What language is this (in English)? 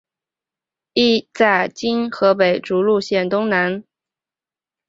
Chinese